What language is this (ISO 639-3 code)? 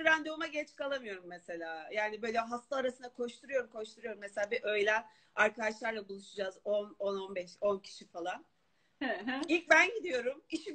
tur